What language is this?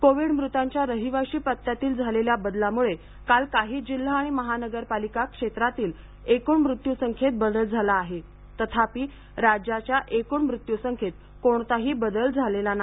Marathi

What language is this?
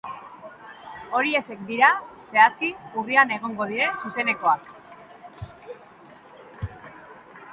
Basque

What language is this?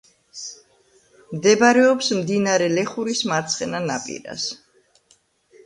Georgian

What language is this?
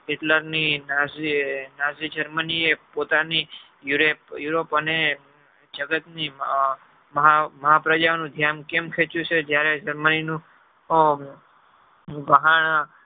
Gujarati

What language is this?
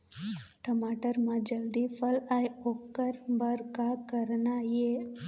Chhattisgarhi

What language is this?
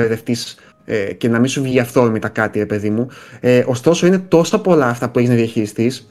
Greek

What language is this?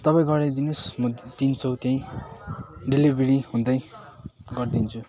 Nepali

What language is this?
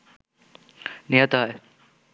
Bangla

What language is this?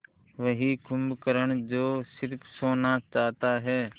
Hindi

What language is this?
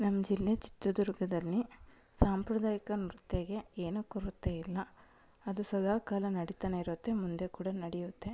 Kannada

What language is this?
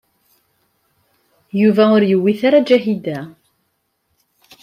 Kabyle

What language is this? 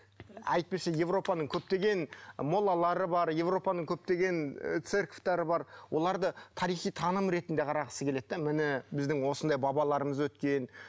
Kazakh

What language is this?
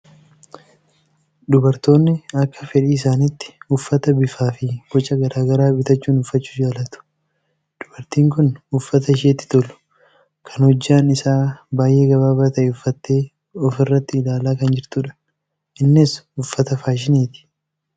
Oromo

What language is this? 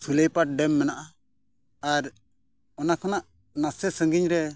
Santali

